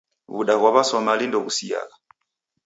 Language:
Taita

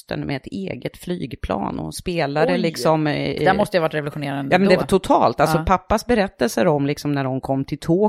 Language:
Swedish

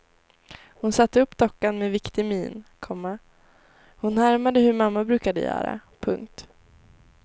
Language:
Swedish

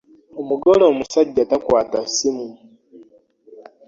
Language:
Ganda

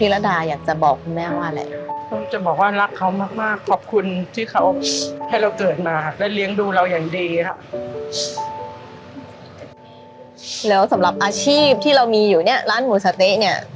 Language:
Thai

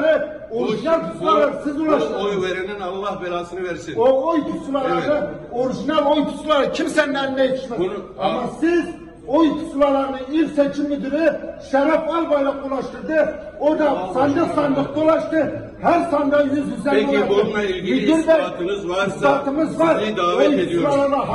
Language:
Turkish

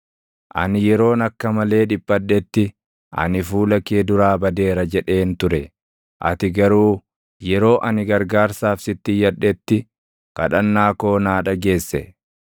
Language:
Oromo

